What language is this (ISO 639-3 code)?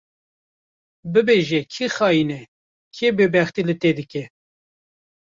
kur